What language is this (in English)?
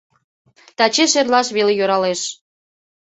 Mari